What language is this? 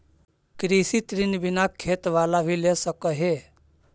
Magahi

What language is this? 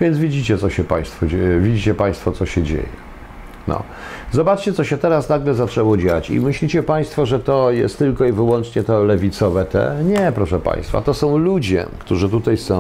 Polish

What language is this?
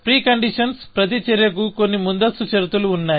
Telugu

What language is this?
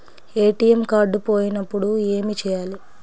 Telugu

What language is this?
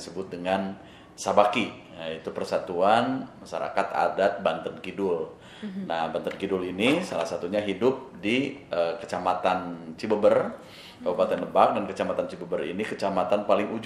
Indonesian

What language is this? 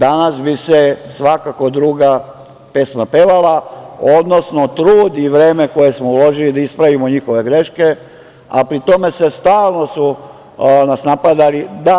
Serbian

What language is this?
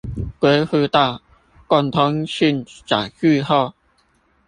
Chinese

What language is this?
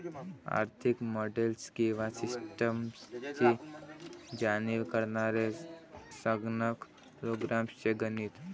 Marathi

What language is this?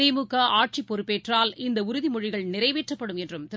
Tamil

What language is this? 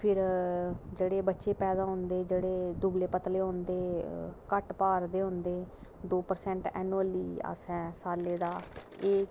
Dogri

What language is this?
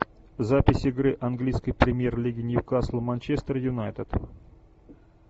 Russian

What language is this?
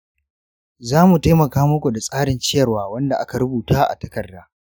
Hausa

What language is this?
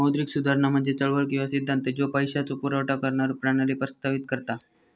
Marathi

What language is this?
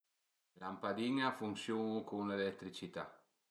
Piedmontese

